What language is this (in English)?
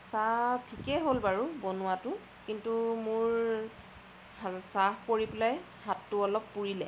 Assamese